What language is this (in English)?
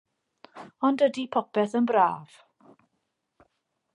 Welsh